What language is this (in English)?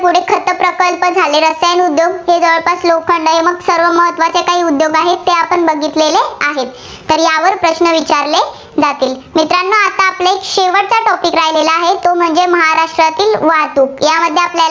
Marathi